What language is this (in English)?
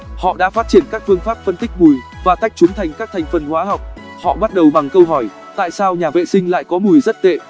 Vietnamese